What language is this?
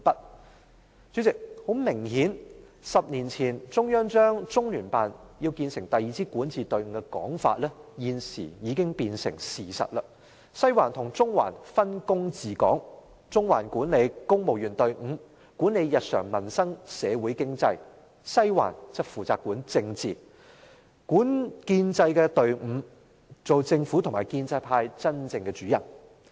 Cantonese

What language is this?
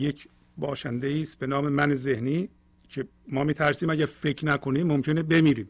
Persian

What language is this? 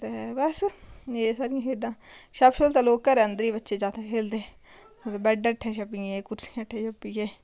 Dogri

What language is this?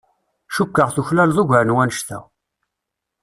Kabyle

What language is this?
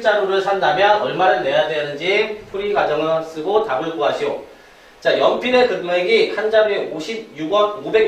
Korean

